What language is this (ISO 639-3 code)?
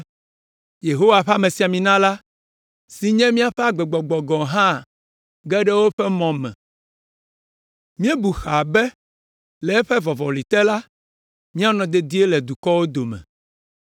ewe